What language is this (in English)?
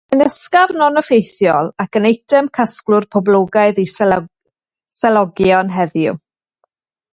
Welsh